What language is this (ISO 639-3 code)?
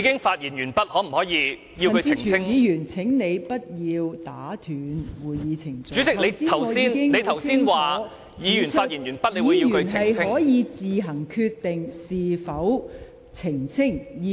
yue